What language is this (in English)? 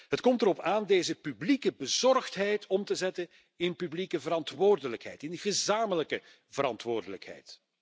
Dutch